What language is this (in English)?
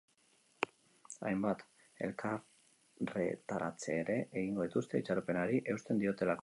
Basque